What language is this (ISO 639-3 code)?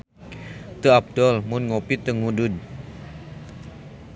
sun